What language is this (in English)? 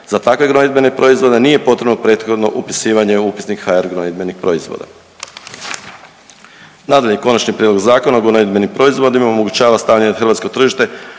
Croatian